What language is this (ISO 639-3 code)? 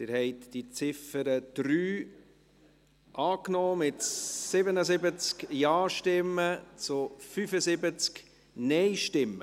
gsw